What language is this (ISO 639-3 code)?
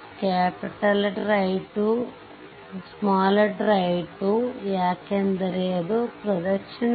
kan